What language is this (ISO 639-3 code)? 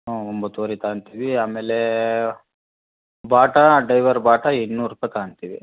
kan